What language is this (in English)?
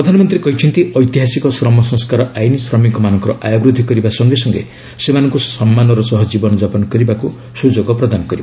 Odia